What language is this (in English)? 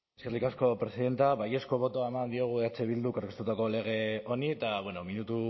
Basque